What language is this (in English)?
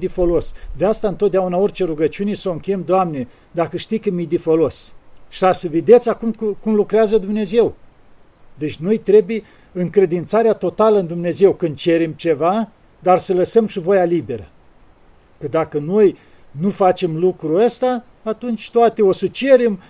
Romanian